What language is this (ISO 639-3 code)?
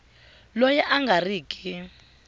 tso